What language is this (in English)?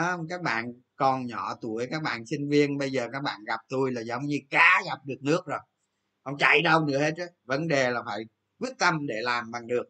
Vietnamese